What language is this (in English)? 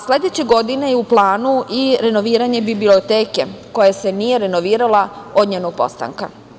Serbian